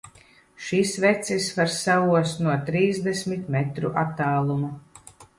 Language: Latvian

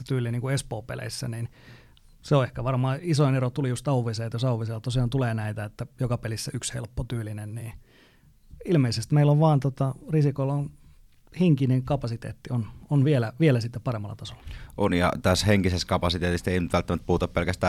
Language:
Finnish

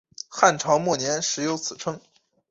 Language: Chinese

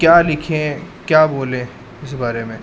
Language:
Urdu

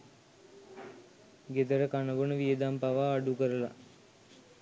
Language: Sinhala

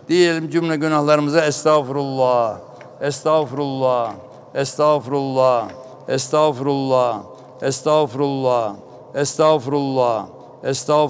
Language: Turkish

